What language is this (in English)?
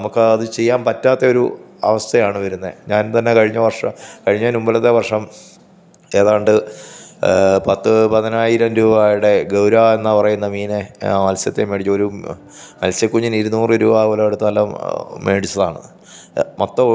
Malayalam